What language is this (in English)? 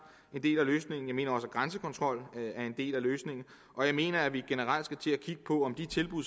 Danish